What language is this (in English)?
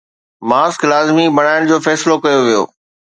Sindhi